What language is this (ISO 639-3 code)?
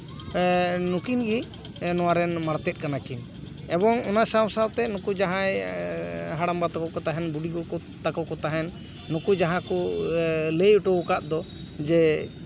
sat